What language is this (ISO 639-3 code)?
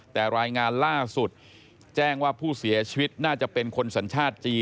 tha